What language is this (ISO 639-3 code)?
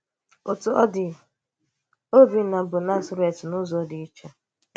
ibo